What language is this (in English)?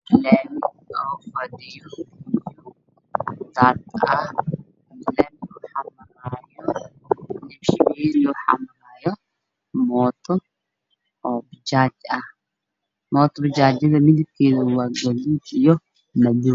Somali